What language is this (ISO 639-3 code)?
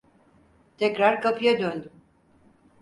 tur